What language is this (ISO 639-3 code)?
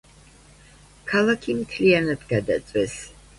kat